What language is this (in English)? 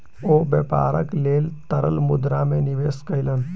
Maithili